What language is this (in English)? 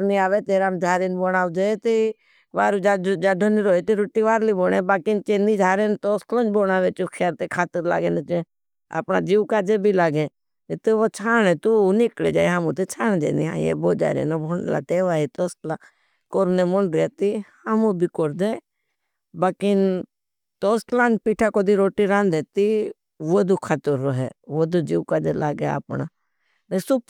Bhili